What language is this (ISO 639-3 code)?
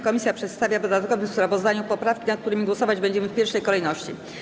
pol